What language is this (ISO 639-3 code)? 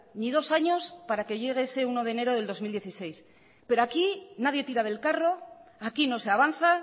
spa